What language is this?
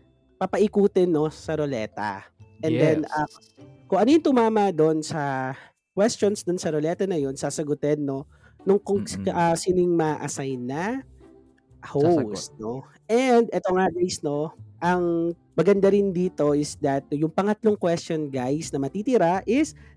Filipino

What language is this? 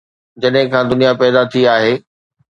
Sindhi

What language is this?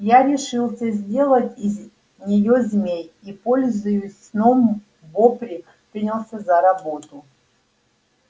Russian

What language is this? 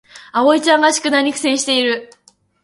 Japanese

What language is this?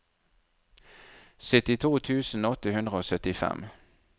Norwegian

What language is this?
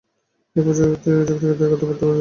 Bangla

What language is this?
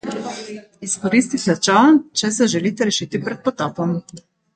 Slovenian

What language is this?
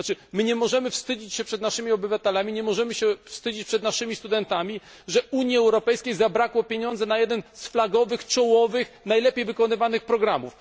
Polish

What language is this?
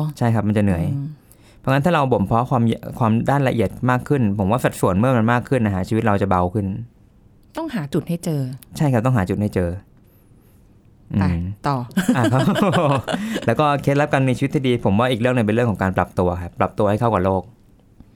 Thai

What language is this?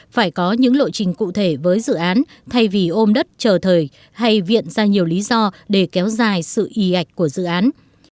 Vietnamese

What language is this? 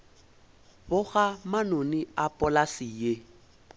Northern Sotho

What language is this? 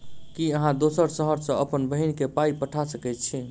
Maithili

